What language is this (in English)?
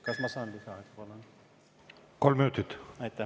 Estonian